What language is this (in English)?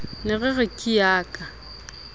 Southern Sotho